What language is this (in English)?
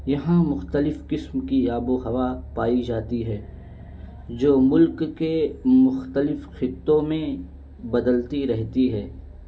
Urdu